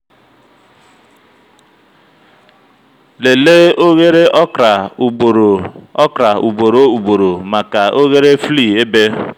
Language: Igbo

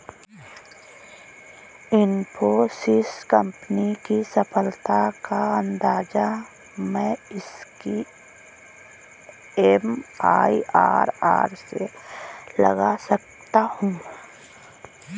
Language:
Hindi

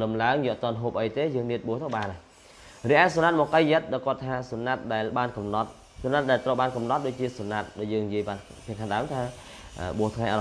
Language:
Vietnamese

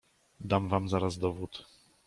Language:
Polish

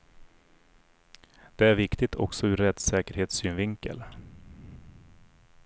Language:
Swedish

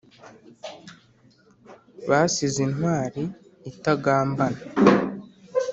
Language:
Kinyarwanda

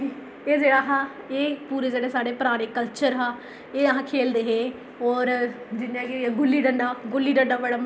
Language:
Dogri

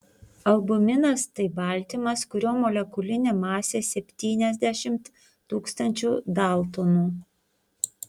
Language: Lithuanian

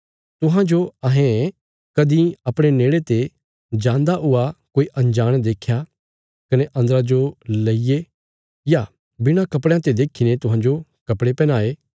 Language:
Bilaspuri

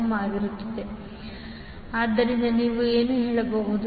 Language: Kannada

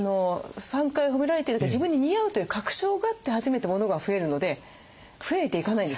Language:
Japanese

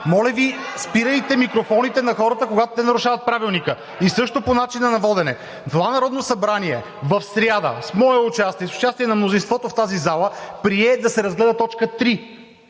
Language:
Bulgarian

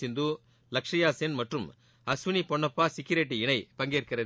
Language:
Tamil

